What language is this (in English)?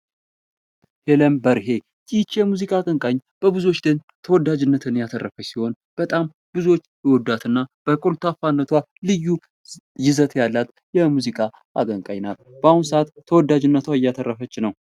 Amharic